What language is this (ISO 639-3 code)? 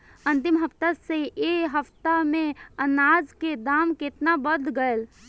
bho